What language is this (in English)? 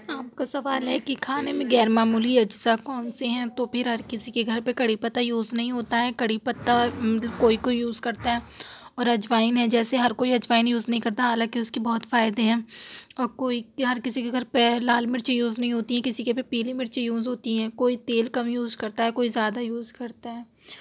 Urdu